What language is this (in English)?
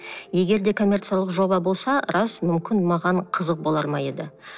Kazakh